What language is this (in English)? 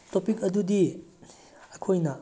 Manipuri